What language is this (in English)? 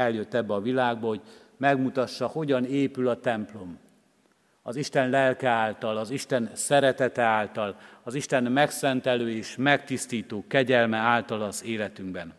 Hungarian